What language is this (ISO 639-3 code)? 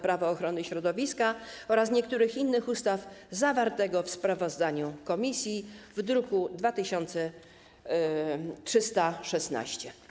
pol